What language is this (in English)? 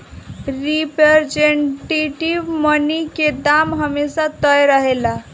Bhojpuri